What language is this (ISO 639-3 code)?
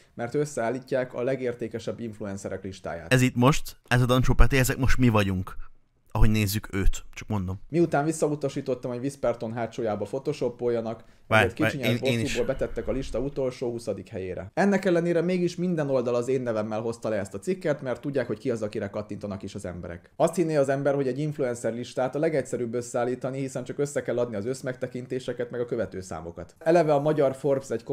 hun